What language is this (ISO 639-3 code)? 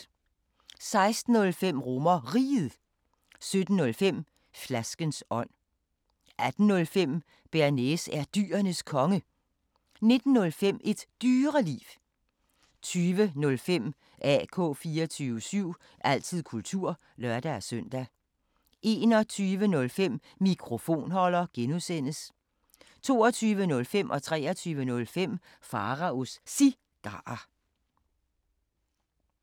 dan